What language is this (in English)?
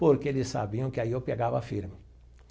Portuguese